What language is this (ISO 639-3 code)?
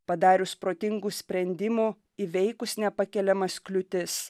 lit